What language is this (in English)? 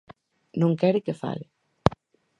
Galician